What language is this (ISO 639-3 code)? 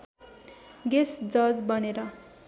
nep